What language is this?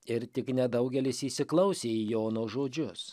Lithuanian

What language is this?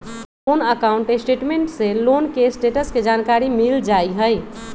Magahi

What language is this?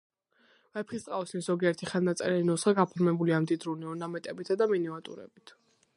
Georgian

